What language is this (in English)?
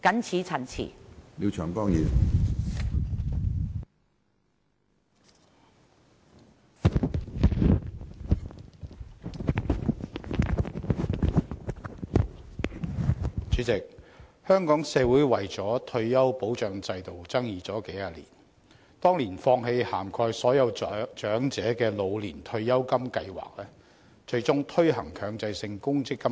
Cantonese